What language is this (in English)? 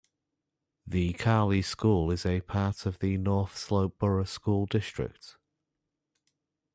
English